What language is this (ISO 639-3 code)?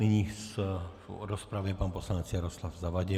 ces